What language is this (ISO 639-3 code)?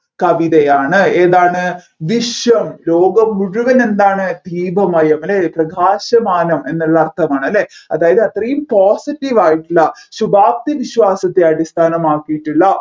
mal